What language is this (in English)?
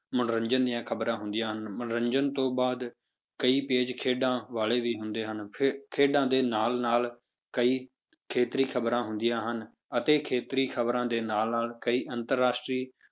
Punjabi